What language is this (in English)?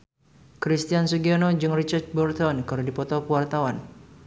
Sundanese